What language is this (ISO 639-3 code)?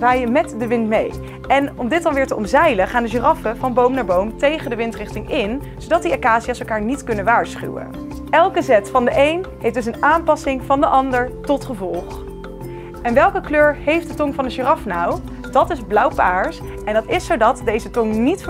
nld